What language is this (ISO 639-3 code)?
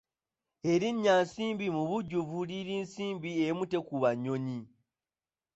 lug